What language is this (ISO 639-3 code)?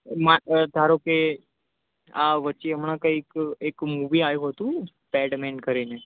guj